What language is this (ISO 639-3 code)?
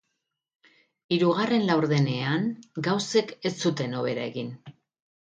eus